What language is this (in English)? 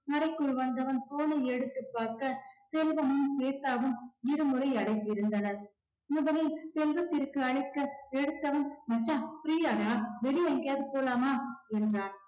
Tamil